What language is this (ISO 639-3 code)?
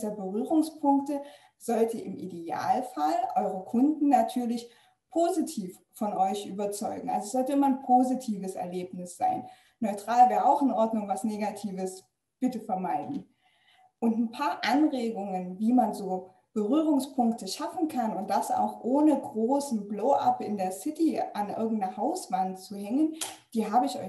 deu